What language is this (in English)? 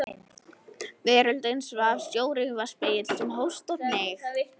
Icelandic